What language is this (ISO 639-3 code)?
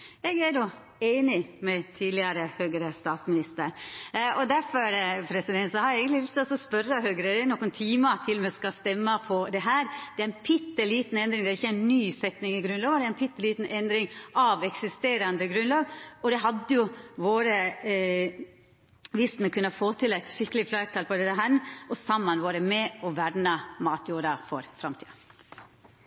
nno